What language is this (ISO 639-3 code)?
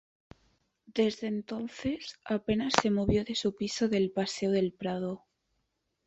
spa